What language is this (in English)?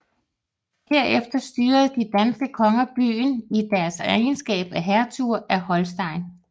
Danish